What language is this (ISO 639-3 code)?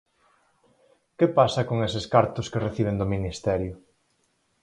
glg